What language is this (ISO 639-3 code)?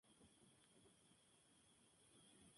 spa